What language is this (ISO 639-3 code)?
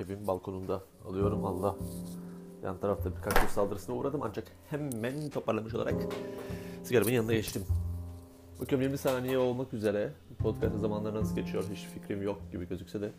tur